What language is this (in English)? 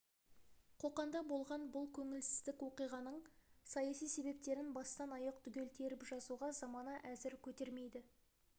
Kazakh